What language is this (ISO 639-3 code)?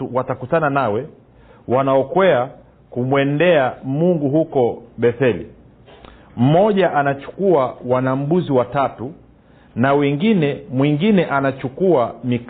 swa